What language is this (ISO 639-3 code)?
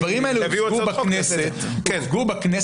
heb